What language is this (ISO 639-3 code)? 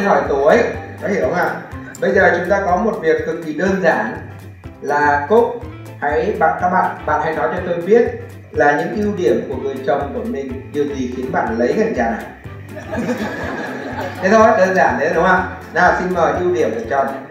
vie